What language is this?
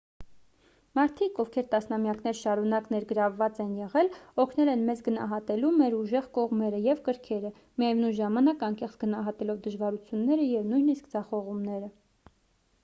Armenian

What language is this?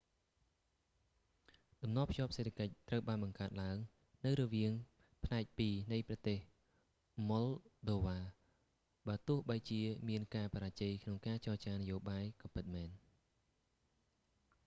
Khmer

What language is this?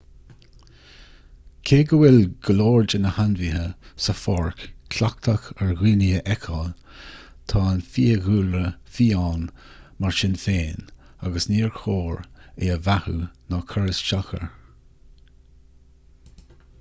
Irish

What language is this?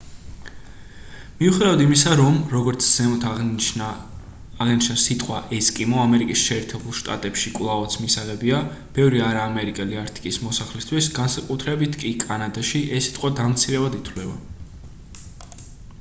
Georgian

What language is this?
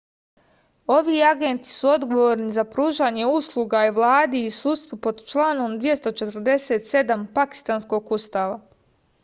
Serbian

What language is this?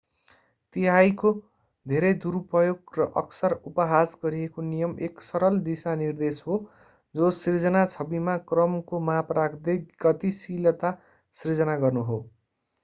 Nepali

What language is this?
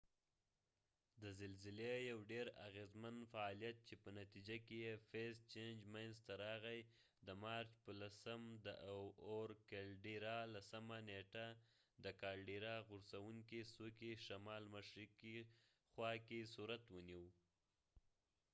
Pashto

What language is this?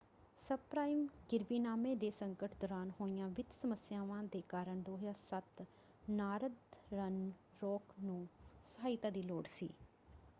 Punjabi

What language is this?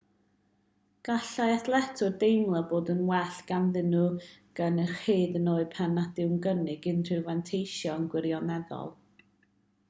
Welsh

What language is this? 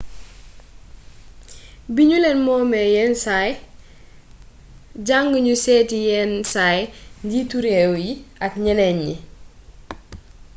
Wolof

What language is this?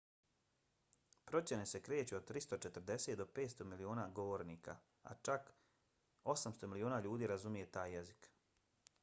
Bosnian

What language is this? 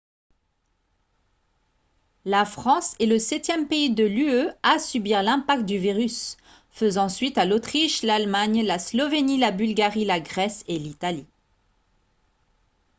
French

